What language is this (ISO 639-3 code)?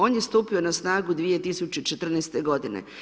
hrv